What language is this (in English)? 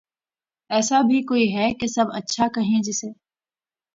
Urdu